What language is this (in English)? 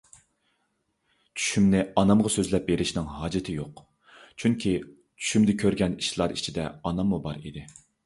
Uyghur